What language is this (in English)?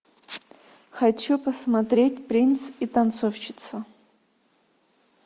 Russian